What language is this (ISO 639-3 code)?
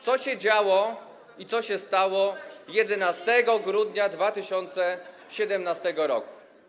pol